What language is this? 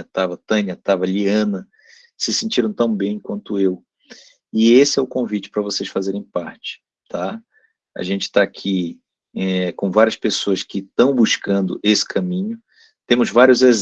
Portuguese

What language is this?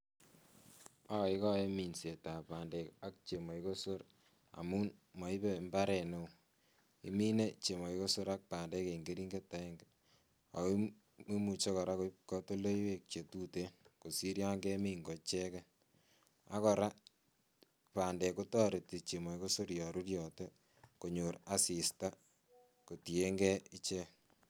Kalenjin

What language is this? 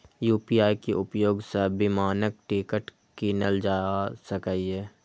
Maithili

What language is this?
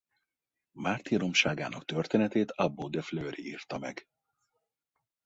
Hungarian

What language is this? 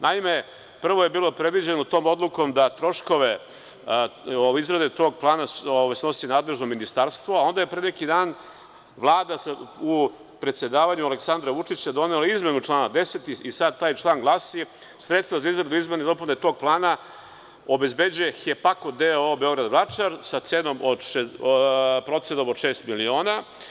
Serbian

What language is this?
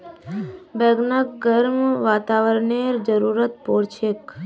Magahi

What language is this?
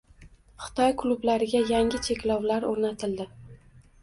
Uzbek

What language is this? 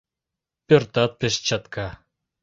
Mari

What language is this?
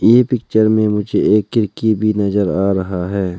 Hindi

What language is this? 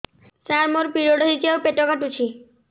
Odia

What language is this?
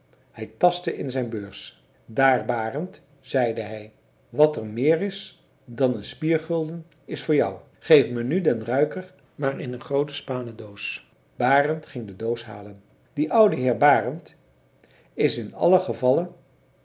Dutch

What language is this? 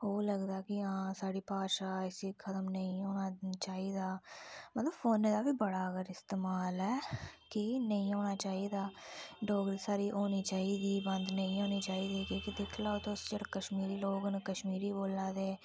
Dogri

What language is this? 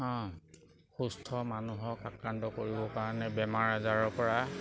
Assamese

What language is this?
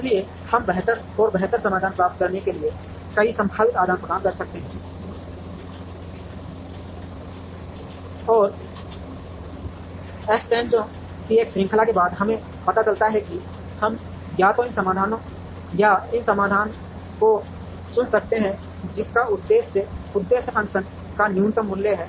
Hindi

